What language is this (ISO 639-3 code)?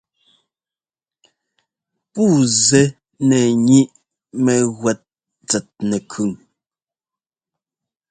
jgo